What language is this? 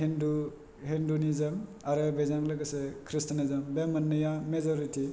Bodo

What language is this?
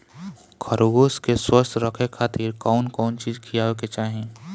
Bhojpuri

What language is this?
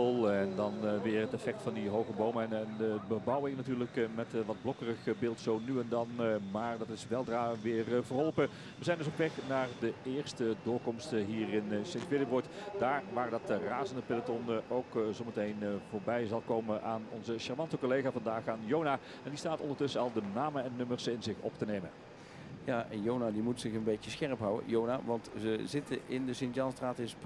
Dutch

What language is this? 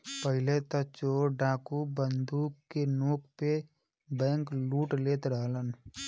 Bhojpuri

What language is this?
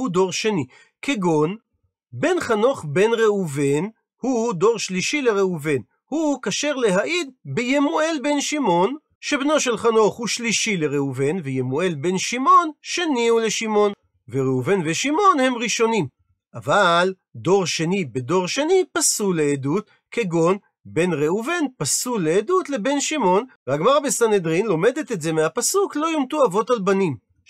Hebrew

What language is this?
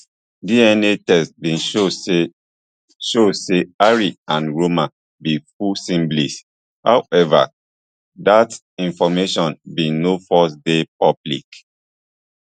Nigerian Pidgin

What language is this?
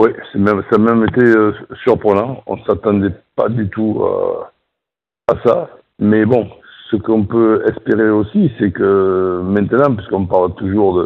French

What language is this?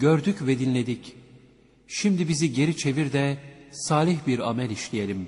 Turkish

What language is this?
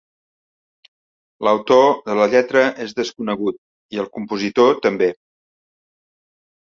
Catalan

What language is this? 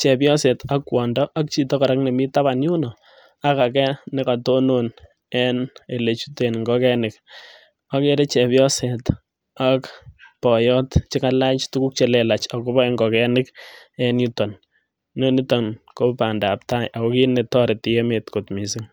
Kalenjin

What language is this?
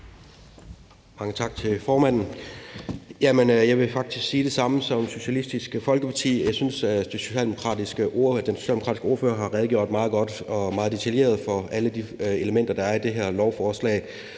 Danish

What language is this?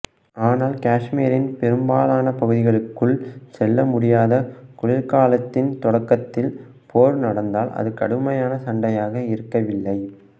Tamil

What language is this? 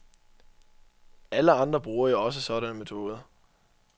Danish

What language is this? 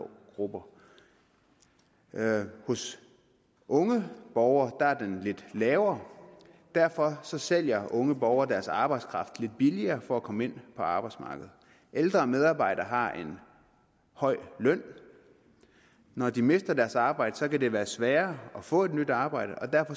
Danish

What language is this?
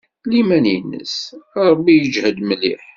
Kabyle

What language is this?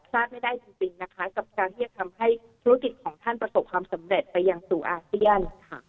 Thai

